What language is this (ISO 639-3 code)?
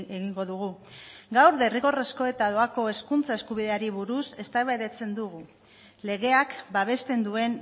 eus